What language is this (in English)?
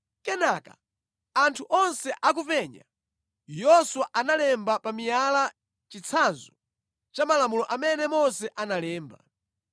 Nyanja